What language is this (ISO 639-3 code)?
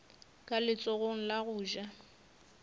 nso